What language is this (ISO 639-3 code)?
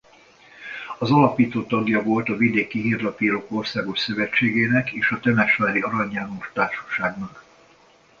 hun